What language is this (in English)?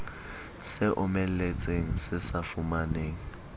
Southern Sotho